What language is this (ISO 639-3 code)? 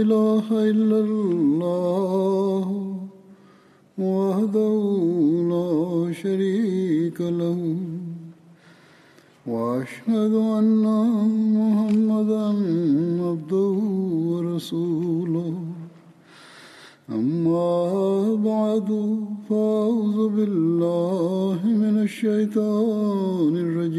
bul